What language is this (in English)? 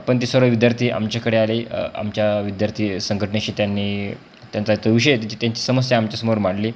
Marathi